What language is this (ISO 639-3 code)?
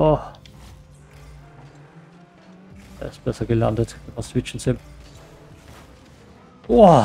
deu